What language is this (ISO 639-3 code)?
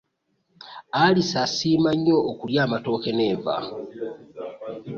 lug